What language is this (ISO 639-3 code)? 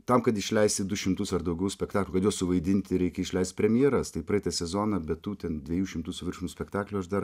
lit